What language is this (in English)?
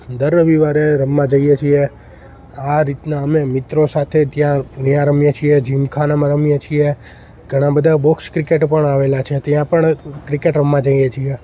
Gujarati